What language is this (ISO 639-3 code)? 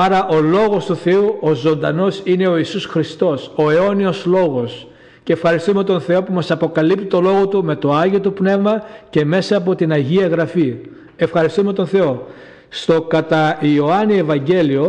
ell